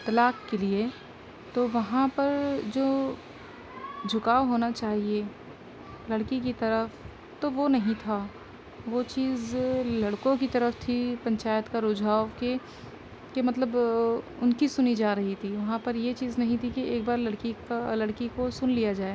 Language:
Urdu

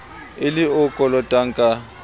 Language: Southern Sotho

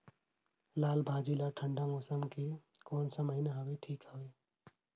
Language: Chhattisgarhi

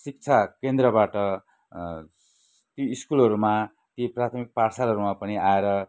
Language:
Nepali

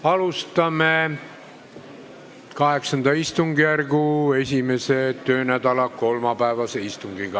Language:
Estonian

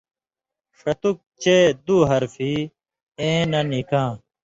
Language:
Indus Kohistani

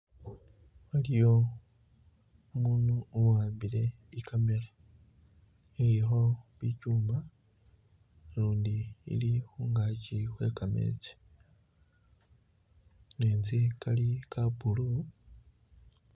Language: Masaaba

